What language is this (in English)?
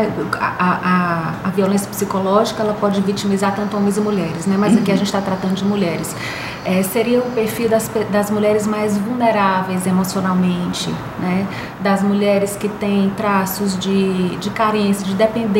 Portuguese